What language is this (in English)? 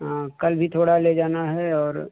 Hindi